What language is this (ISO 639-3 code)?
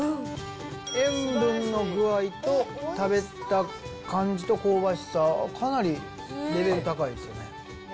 jpn